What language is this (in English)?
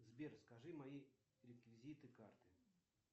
Russian